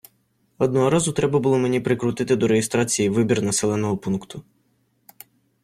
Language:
Ukrainian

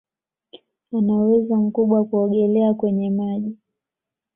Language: Swahili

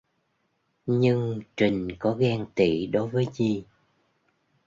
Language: Vietnamese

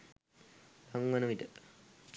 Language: Sinhala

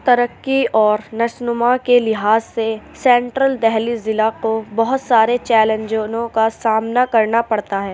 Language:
Urdu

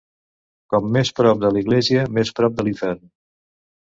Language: Catalan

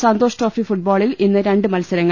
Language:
Malayalam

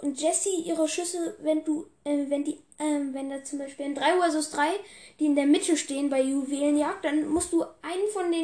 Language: German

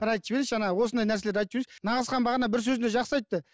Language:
Kazakh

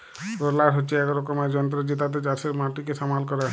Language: Bangla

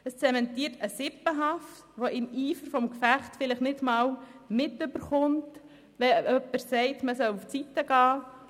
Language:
Swiss German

